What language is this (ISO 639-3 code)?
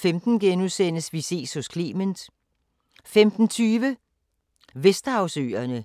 dan